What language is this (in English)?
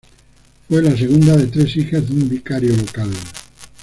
Spanish